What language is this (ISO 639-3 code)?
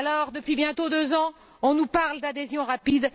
fra